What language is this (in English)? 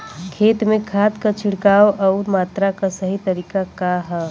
Bhojpuri